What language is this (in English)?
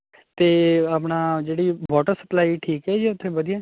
Punjabi